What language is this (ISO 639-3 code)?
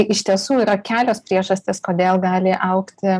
lit